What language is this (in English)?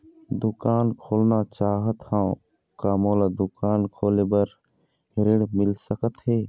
Chhattisgarhi